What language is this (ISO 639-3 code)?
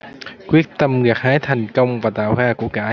vie